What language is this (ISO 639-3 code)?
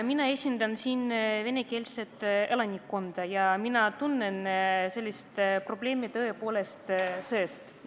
est